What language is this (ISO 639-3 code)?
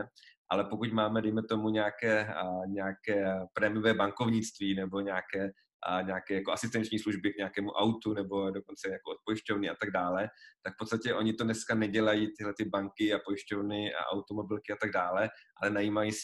ces